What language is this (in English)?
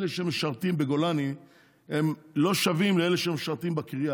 Hebrew